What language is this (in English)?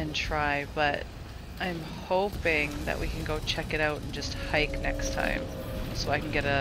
English